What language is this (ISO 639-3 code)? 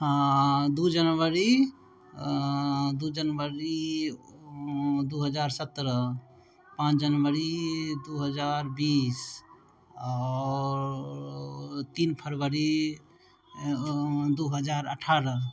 mai